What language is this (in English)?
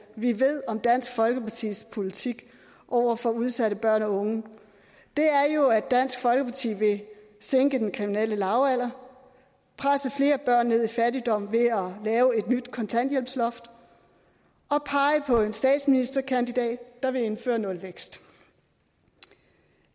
Danish